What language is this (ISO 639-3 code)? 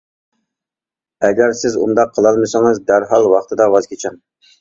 uig